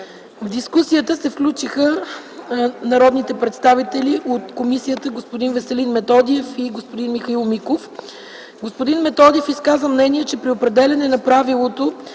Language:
Bulgarian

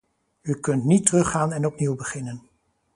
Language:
Dutch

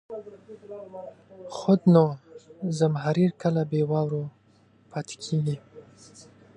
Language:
Pashto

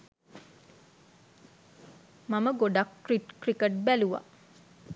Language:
Sinhala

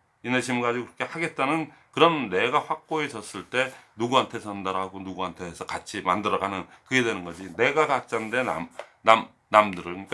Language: Korean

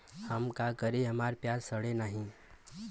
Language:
Bhojpuri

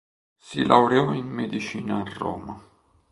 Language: Italian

